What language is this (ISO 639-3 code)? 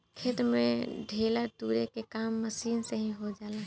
bho